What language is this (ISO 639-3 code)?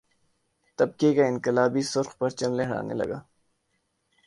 urd